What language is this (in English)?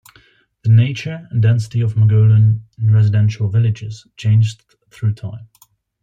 English